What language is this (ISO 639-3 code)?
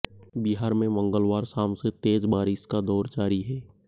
hin